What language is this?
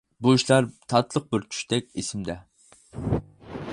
Uyghur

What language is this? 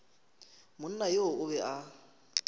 Northern Sotho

